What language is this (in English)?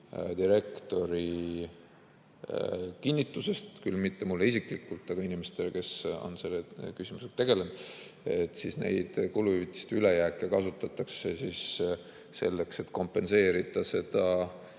Estonian